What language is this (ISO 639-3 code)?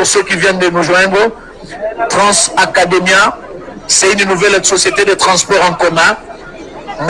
fra